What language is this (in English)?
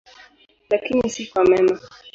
Swahili